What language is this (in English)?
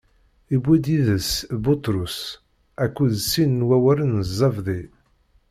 Kabyle